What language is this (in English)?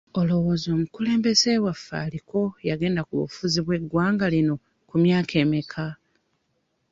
Ganda